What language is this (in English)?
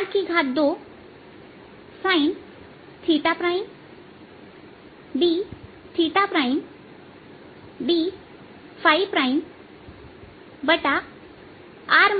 Hindi